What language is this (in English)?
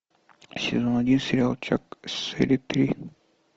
Russian